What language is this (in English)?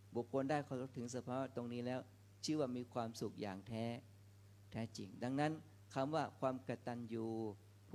Thai